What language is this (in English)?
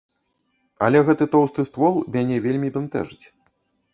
Belarusian